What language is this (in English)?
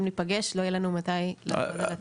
Hebrew